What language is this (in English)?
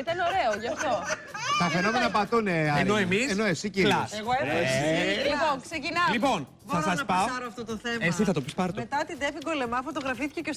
Greek